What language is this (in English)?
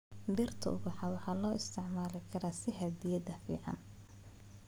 Somali